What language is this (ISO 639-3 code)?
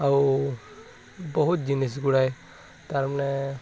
ori